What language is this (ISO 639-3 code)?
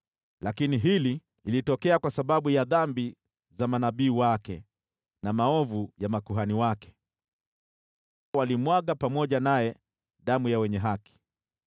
swa